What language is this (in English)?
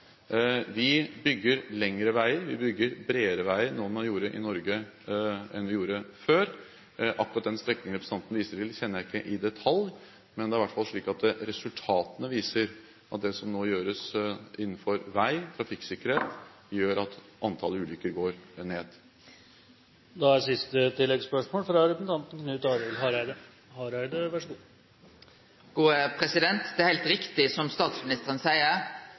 Norwegian